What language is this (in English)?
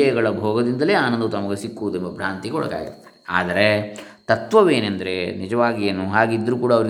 Kannada